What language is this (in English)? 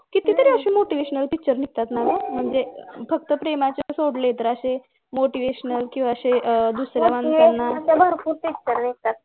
Marathi